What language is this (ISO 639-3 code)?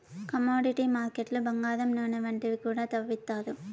tel